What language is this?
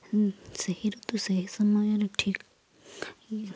Odia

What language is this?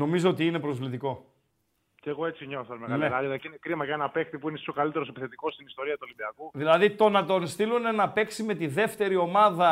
Greek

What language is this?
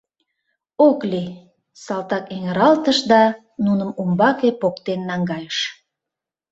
Mari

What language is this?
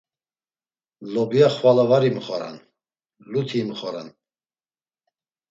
Laz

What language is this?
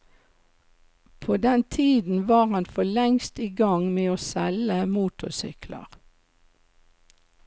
Norwegian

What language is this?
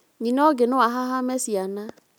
Kikuyu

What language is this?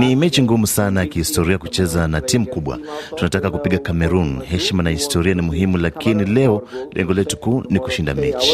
Swahili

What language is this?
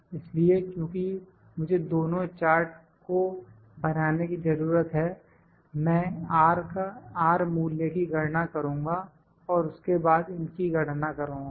Hindi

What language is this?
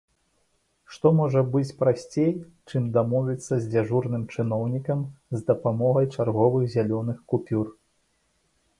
Belarusian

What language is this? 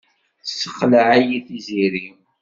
Kabyle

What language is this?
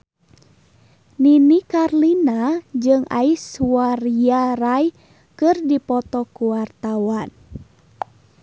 Sundanese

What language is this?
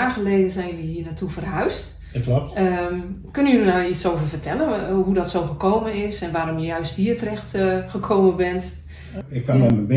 Dutch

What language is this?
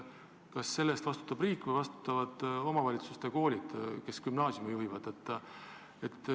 Estonian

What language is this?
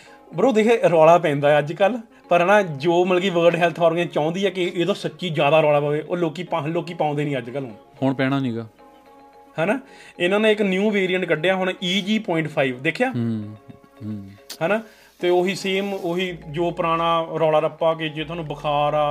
Punjabi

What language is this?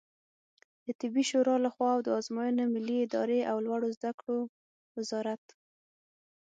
Pashto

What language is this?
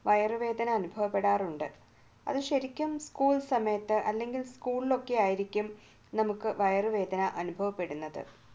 Malayalam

